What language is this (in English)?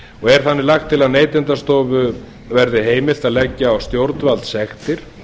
Icelandic